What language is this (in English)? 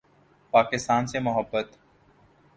Urdu